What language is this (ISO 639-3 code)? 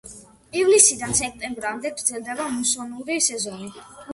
kat